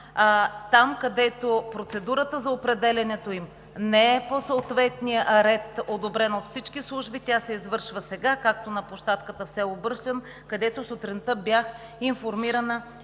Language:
Bulgarian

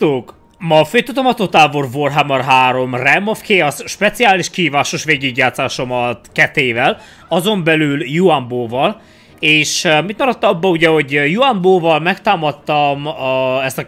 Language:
Hungarian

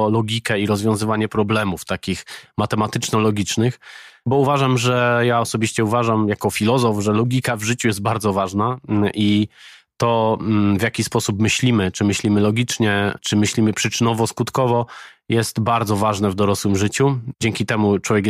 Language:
Polish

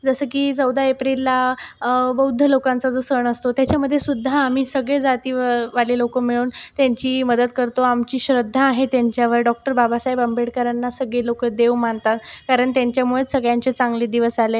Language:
Marathi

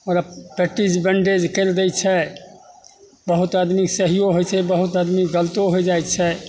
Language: Maithili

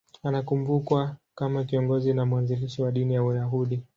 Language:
Swahili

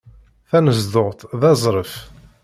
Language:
Kabyle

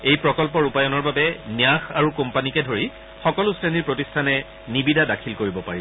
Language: Assamese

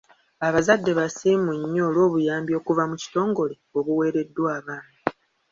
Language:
Ganda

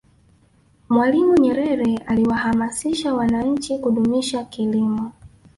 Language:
Swahili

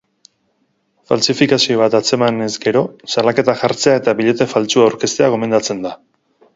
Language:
Basque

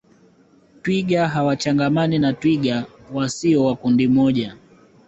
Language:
Swahili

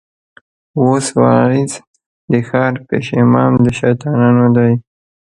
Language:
Pashto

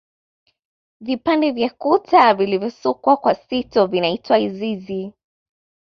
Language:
Swahili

